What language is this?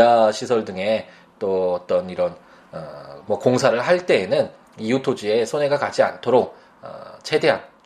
Korean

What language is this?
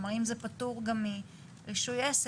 Hebrew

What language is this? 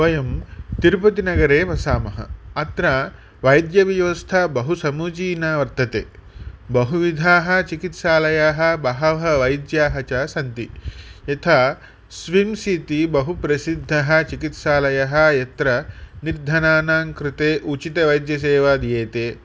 Sanskrit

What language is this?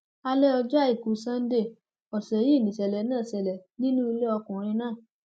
Yoruba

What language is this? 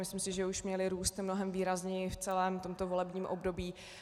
Czech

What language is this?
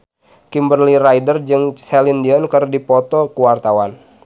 Sundanese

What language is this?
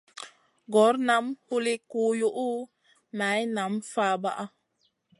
Masana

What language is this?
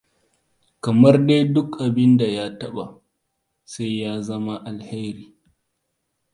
Hausa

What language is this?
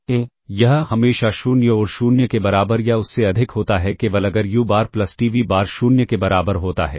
Hindi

